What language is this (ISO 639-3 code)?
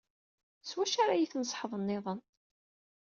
kab